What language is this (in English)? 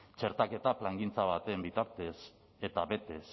Basque